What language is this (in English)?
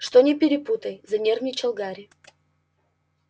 Russian